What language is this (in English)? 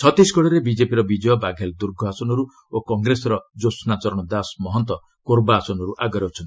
Odia